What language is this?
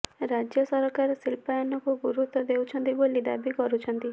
Odia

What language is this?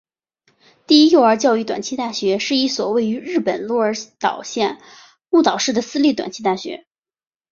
Chinese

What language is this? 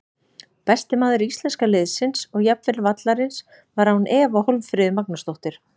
Icelandic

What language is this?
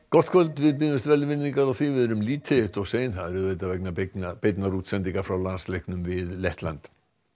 Icelandic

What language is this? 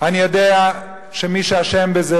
Hebrew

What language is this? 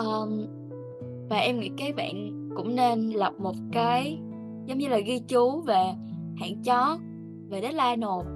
Vietnamese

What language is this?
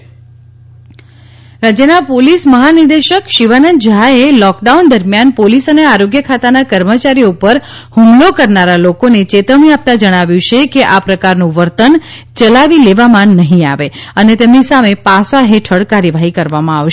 Gujarati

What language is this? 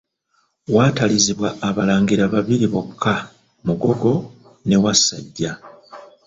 Ganda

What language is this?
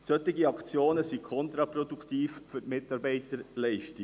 Swiss German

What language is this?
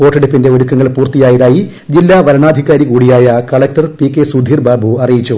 Malayalam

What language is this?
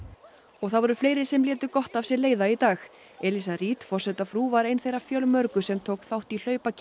Icelandic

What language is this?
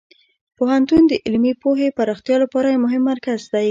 Pashto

